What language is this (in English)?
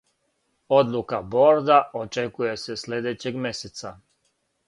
Serbian